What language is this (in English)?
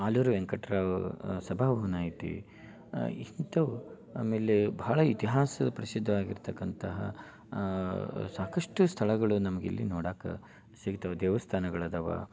Kannada